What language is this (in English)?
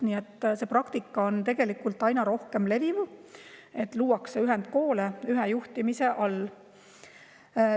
Estonian